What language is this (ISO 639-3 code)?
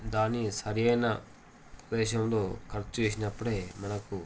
tel